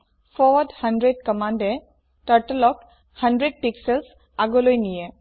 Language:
Assamese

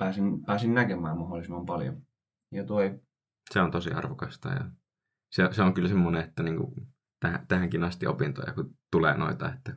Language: Finnish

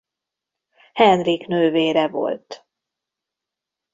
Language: Hungarian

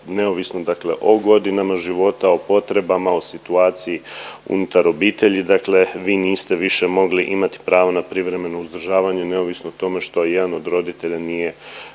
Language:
Croatian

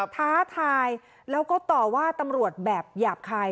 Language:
Thai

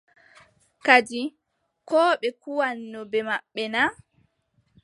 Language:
Adamawa Fulfulde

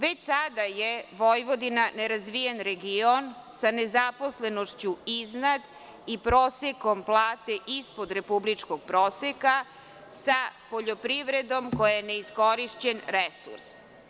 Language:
Serbian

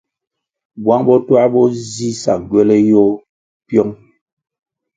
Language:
Kwasio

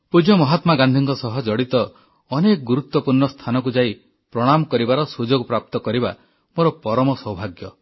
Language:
Odia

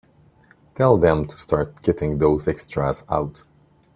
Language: English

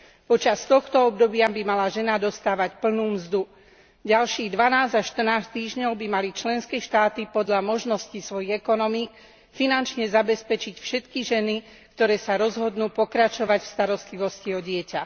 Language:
Slovak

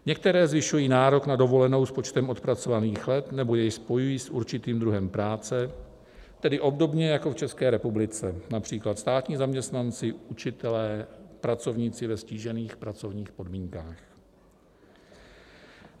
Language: Czech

